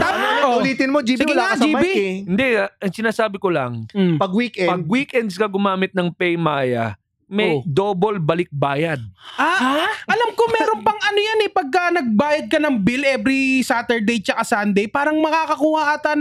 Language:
Filipino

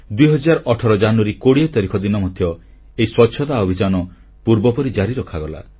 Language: Odia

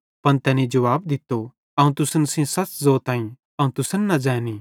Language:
Bhadrawahi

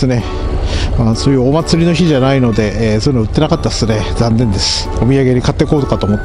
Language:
Japanese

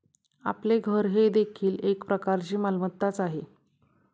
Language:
Marathi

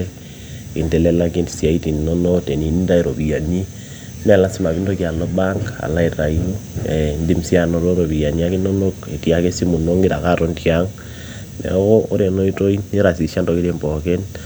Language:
Masai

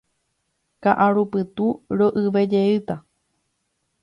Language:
Guarani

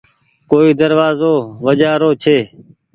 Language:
Goaria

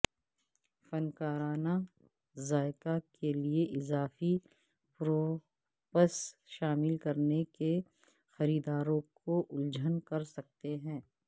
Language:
Urdu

